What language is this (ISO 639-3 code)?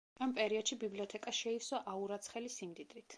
kat